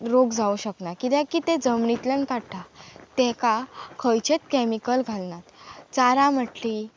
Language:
Konkani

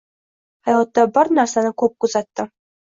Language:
Uzbek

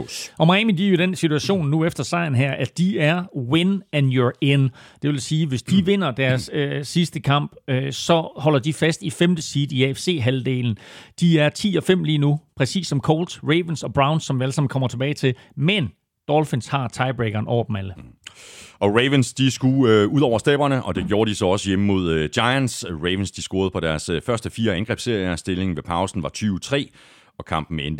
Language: Danish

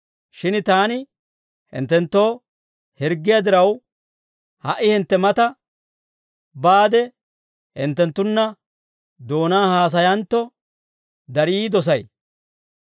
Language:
Dawro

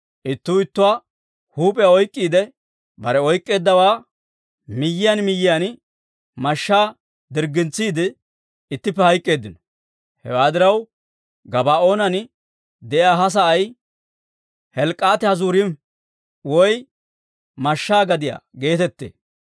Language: Dawro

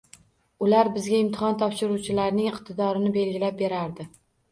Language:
Uzbek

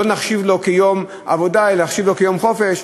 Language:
Hebrew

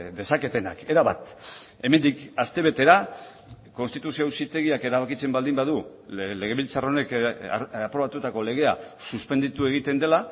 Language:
Basque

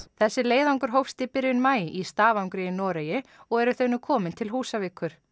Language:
Icelandic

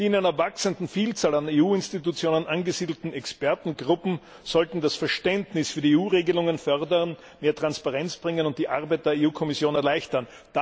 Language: German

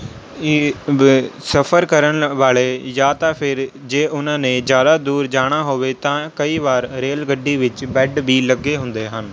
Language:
Punjabi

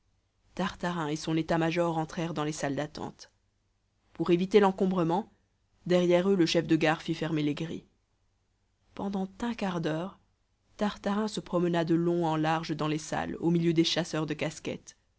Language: French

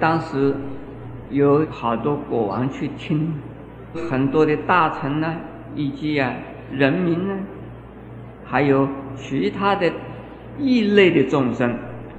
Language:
Chinese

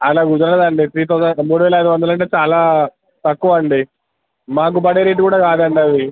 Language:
Telugu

